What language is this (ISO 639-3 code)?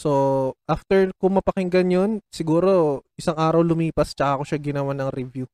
fil